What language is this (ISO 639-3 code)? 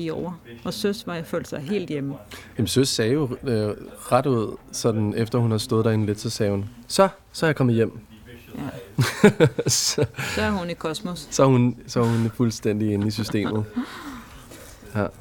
dan